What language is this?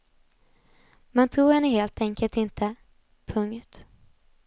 Swedish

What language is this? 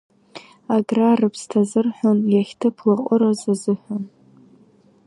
Abkhazian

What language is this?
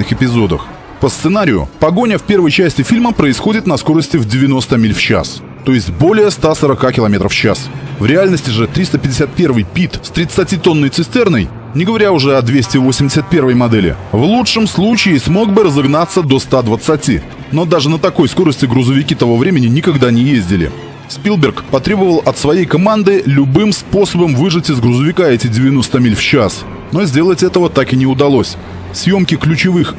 Russian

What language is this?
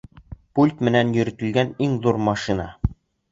Bashkir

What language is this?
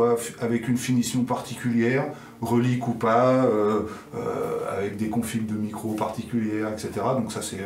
French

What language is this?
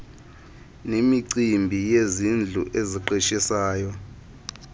Xhosa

